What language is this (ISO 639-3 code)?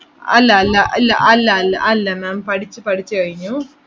mal